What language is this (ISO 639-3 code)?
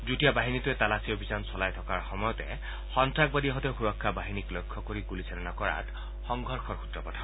asm